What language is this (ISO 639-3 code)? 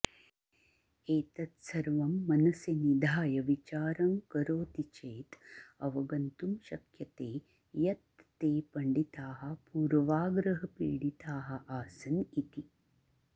san